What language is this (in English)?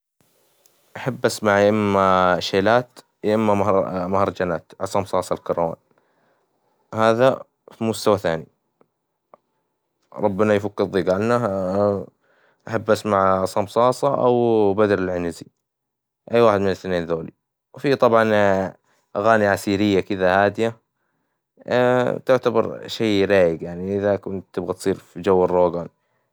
Hijazi Arabic